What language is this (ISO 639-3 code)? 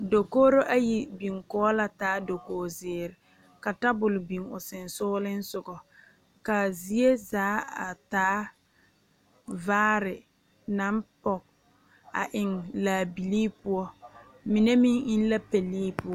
dga